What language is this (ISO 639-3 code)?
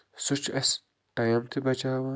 kas